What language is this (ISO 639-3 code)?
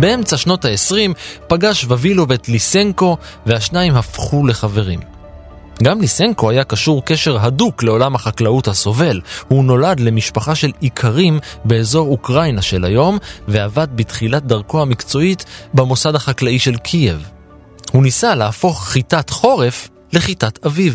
heb